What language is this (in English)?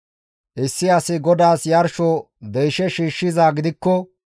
Gamo